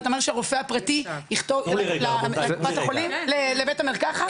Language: Hebrew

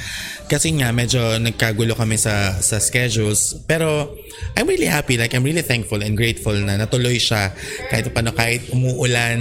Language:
Filipino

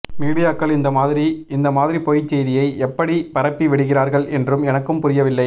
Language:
Tamil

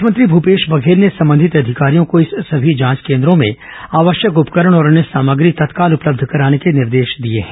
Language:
Hindi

